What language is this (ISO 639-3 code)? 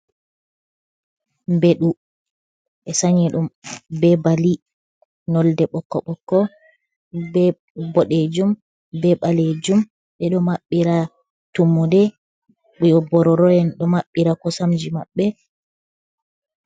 ful